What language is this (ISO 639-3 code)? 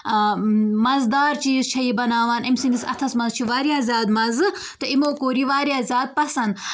kas